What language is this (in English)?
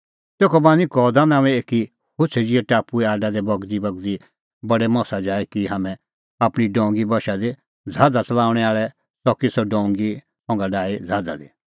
Kullu Pahari